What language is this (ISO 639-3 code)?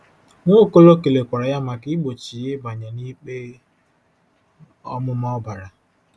ibo